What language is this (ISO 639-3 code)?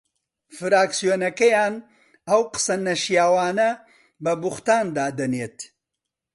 ckb